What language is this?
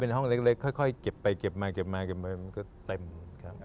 Thai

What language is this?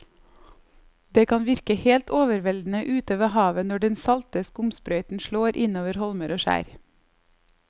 Norwegian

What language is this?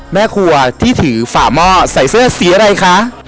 Thai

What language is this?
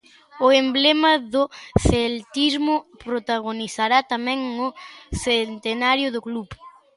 Galician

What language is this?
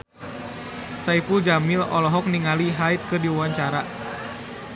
Sundanese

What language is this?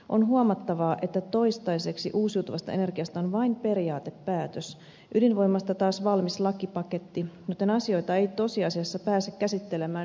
Finnish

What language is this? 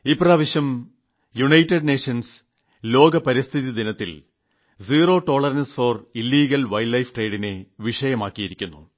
Malayalam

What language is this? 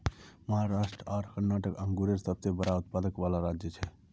Magahi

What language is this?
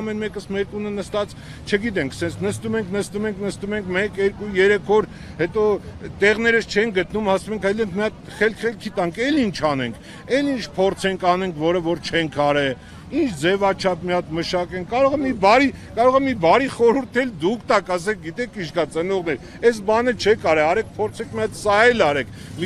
Romanian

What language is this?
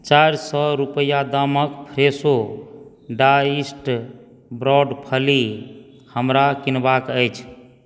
Maithili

